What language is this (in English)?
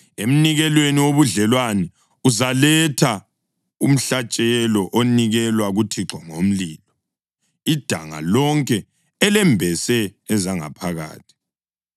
North Ndebele